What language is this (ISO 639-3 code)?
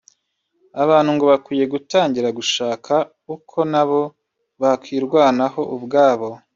kin